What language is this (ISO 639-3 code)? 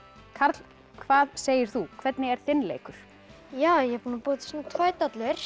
isl